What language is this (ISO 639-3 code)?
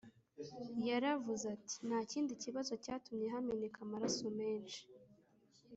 kin